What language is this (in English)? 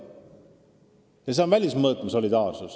Estonian